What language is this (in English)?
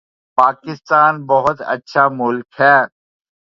Urdu